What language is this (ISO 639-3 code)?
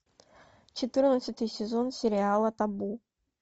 rus